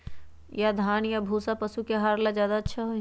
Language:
Magahi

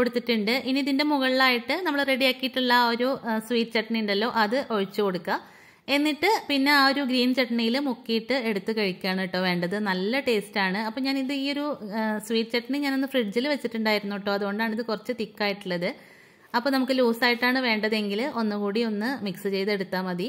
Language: Japanese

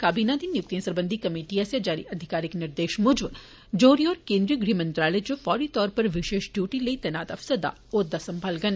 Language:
Dogri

